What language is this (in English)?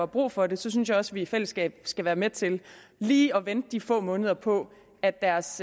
Danish